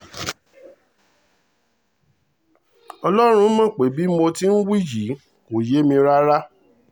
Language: Yoruba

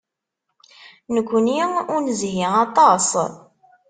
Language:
Kabyle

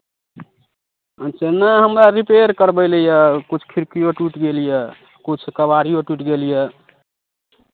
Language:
Maithili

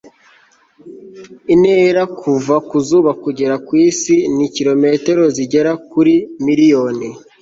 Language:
Kinyarwanda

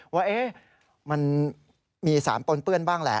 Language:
Thai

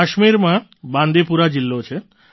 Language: Gujarati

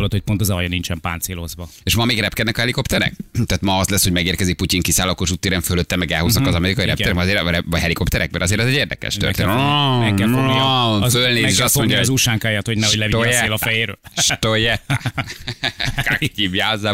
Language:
Hungarian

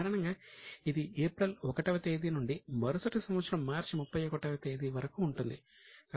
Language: Telugu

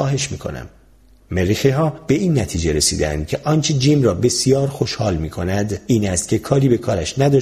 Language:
Persian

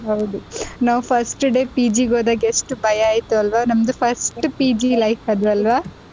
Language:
Kannada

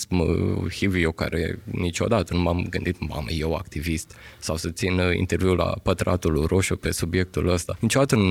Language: Romanian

